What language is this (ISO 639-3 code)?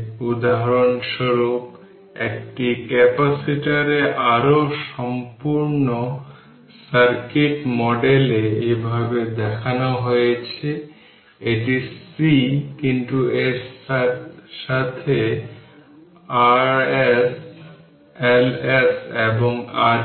ben